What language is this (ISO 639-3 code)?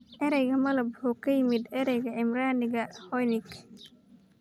som